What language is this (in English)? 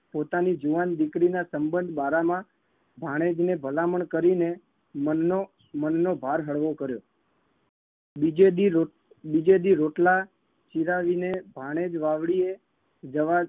Gujarati